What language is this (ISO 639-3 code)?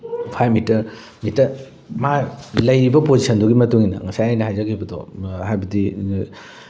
mni